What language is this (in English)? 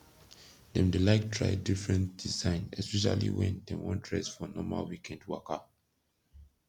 Nigerian Pidgin